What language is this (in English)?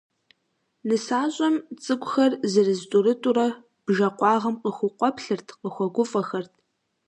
Kabardian